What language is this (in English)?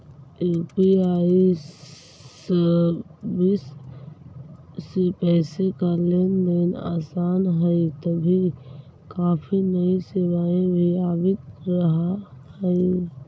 Magahi